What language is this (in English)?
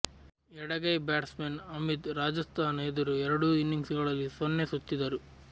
Kannada